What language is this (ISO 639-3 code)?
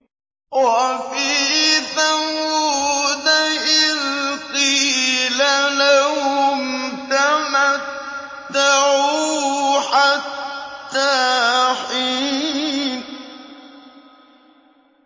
ara